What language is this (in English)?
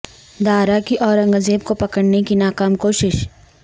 Urdu